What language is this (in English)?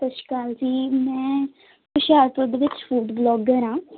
Punjabi